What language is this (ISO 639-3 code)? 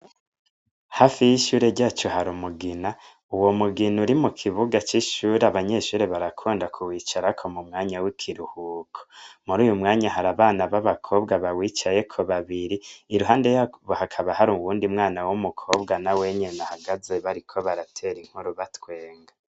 run